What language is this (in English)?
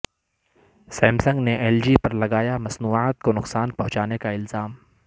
Urdu